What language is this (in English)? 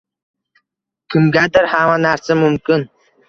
Uzbek